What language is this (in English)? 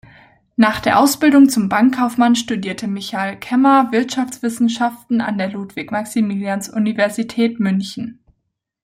German